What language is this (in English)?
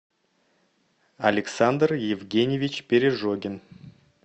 Russian